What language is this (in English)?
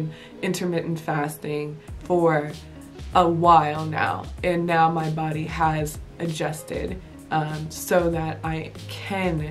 English